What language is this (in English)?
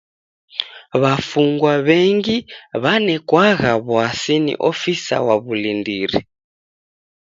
Taita